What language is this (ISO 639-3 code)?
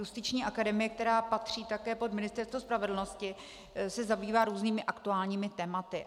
ces